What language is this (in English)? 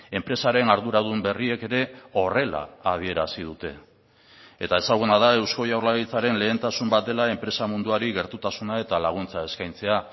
Basque